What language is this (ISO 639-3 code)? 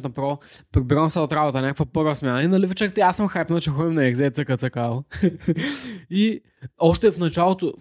bul